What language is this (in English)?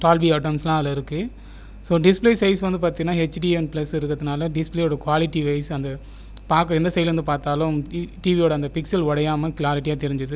Tamil